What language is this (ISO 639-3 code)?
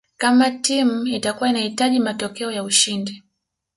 swa